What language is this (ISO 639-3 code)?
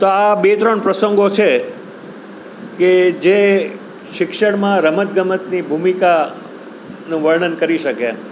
guj